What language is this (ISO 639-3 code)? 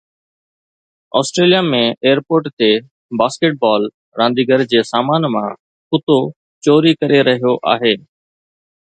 snd